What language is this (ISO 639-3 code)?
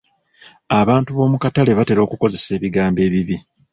lug